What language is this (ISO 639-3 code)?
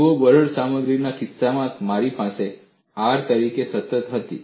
guj